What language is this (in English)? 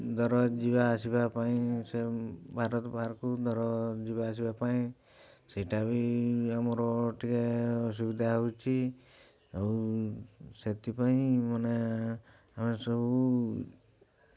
Odia